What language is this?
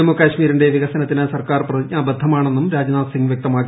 Malayalam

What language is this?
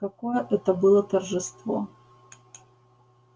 Russian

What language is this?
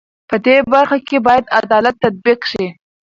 Pashto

